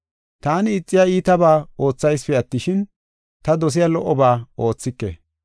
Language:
Gofa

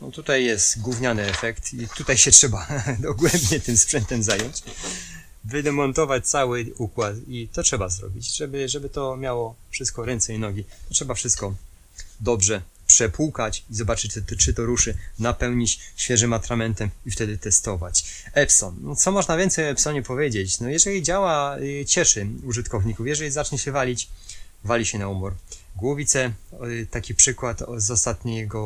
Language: Polish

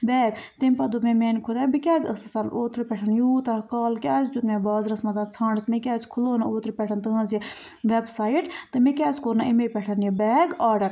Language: Kashmiri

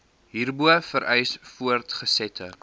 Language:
Afrikaans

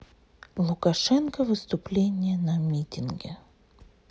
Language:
Russian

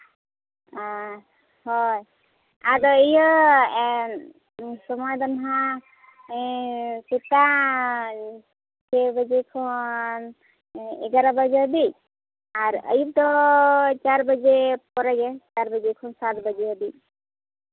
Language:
Santali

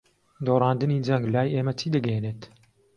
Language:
Central Kurdish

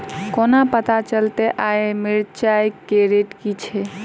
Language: Maithili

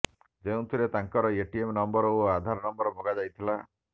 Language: Odia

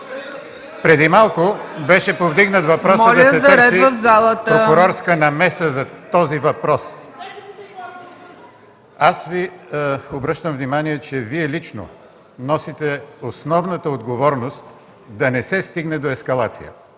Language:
Bulgarian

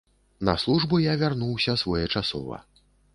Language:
Belarusian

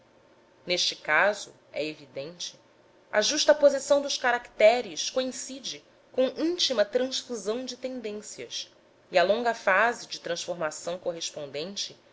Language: Portuguese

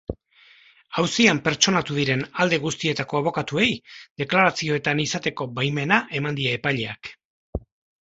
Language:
Basque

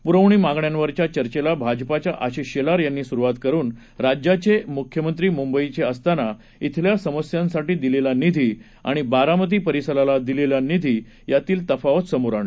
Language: Marathi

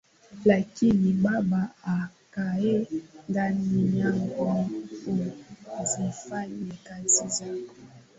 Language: Swahili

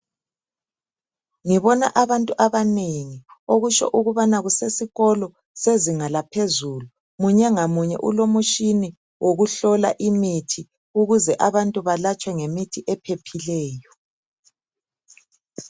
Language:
North Ndebele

